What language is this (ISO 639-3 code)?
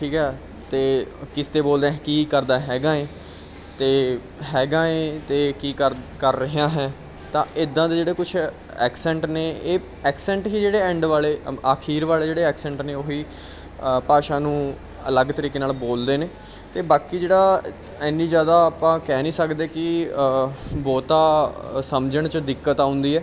pan